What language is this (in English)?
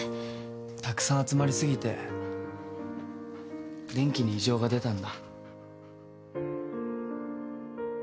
Japanese